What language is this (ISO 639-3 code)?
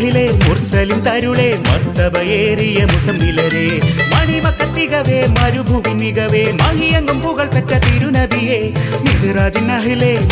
ara